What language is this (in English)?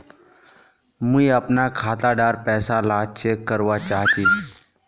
Magahi